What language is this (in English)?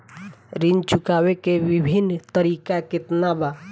Bhojpuri